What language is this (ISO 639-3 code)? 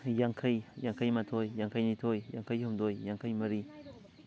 mni